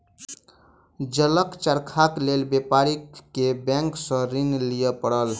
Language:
Maithili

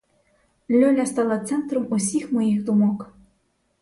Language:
Ukrainian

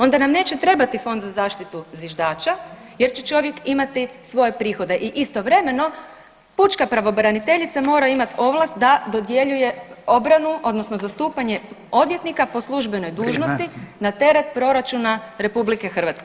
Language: Croatian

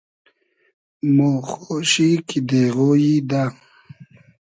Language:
Hazaragi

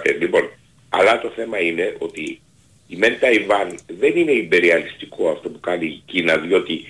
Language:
Greek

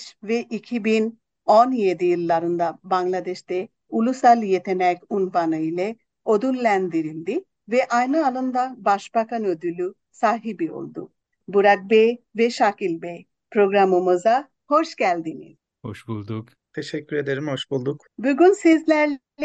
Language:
Turkish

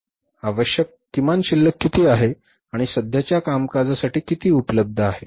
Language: Marathi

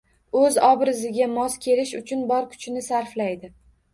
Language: Uzbek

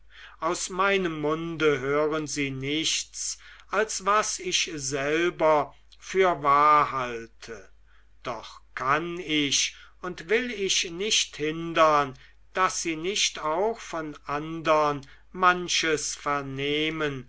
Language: German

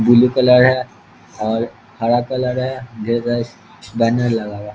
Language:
Hindi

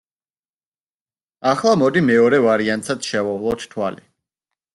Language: Georgian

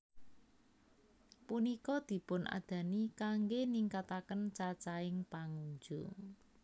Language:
Javanese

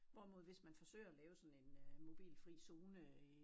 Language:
Danish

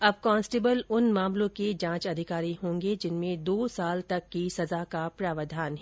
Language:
Hindi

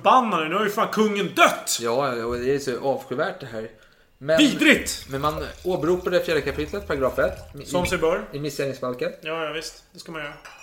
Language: Swedish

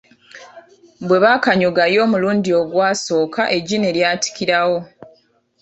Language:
Ganda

